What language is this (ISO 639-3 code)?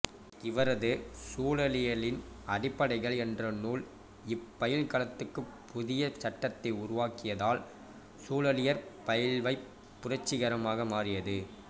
tam